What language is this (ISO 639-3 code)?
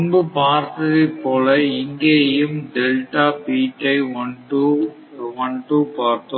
tam